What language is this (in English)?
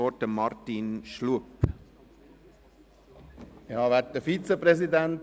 Swiss German